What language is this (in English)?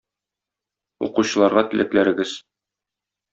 Tatar